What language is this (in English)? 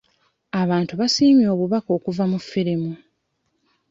Ganda